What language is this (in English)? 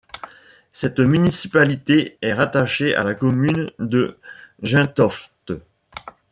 French